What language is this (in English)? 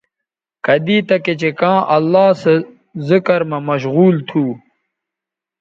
Bateri